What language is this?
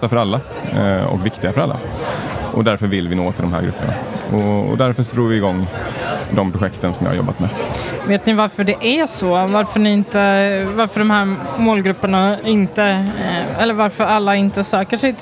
Swedish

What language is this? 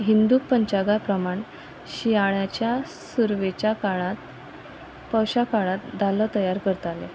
Konkani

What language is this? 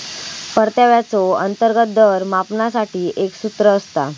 Marathi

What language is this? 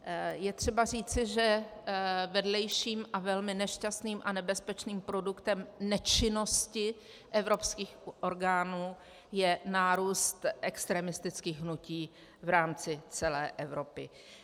Czech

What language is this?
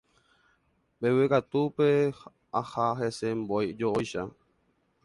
Guarani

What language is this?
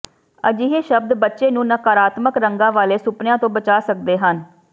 Punjabi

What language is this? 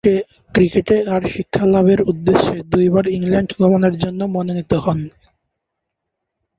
Bangla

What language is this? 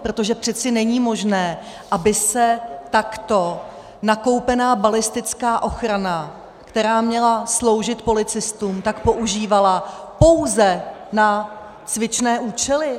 Czech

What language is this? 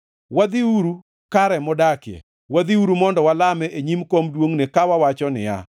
Luo (Kenya and Tanzania)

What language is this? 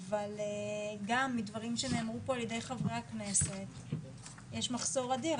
Hebrew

